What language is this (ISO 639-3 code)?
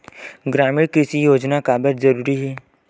hne